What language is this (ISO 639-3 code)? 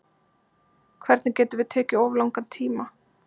isl